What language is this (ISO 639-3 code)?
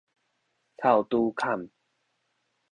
nan